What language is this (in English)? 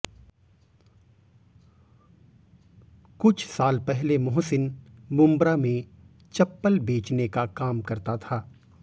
Hindi